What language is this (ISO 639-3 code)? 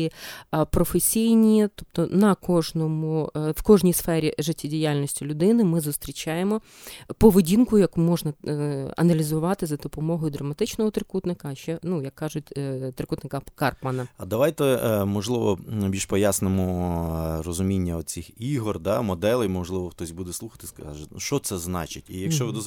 ukr